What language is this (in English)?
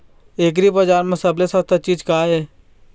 Chhattisgarhi